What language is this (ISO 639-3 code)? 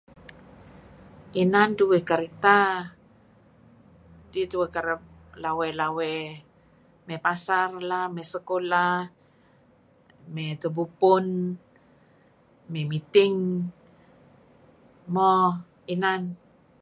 kzi